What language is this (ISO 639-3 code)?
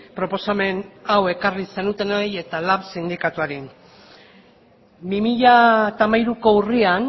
eus